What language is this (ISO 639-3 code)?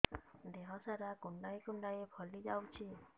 ori